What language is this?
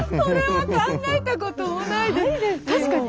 Japanese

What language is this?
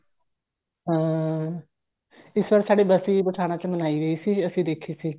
Punjabi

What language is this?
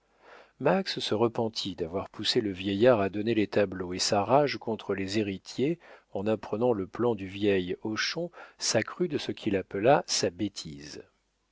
French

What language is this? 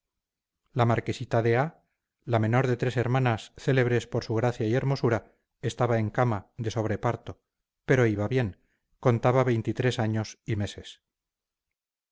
Spanish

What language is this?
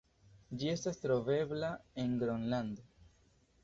Esperanto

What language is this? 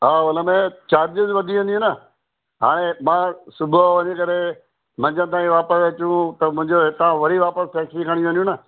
Sindhi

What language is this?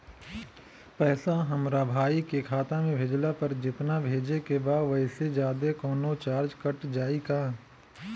Bhojpuri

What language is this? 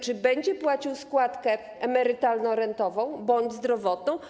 Polish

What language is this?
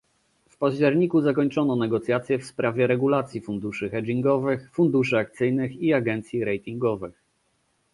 Polish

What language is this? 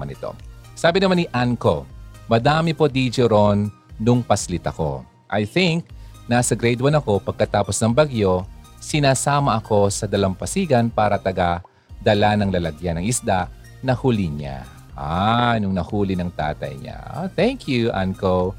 Filipino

